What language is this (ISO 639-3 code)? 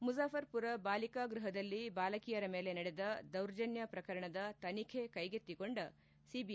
kan